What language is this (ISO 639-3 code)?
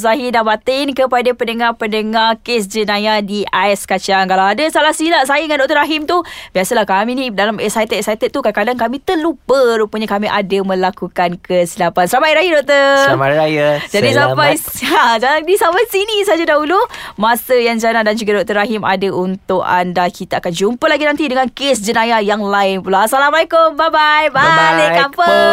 msa